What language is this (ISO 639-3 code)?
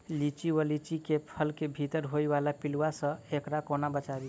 mai